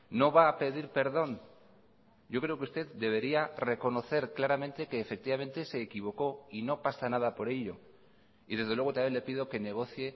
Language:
Spanish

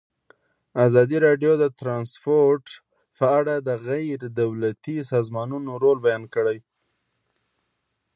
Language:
Pashto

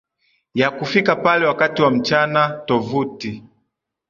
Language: Swahili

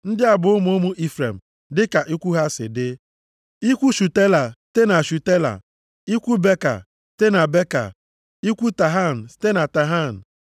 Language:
Igbo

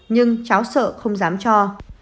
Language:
Vietnamese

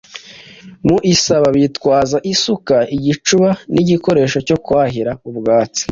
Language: Kinyarwanda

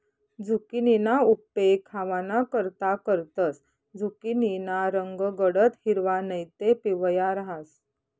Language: Marathi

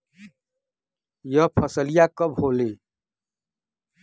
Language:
Bhojpuri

